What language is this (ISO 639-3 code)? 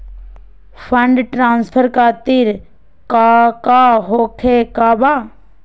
mag